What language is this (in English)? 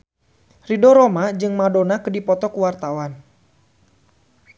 Sundanese